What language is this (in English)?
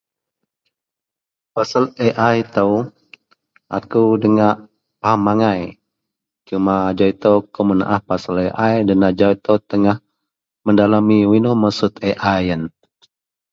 Central Melanau